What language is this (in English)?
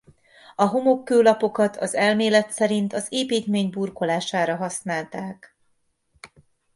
Hungarian